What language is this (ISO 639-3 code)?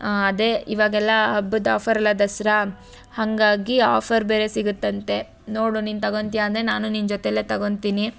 kan